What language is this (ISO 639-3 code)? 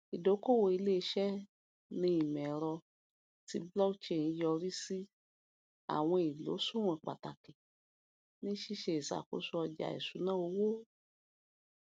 yor